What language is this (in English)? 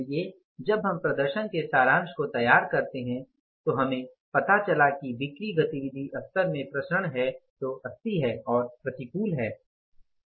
Hindi